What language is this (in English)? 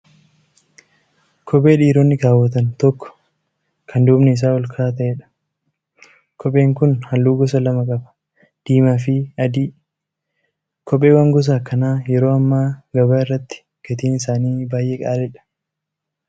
Oromo